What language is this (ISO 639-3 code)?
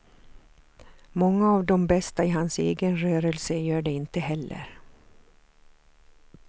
swe